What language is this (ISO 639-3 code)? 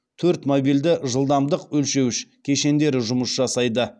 kaz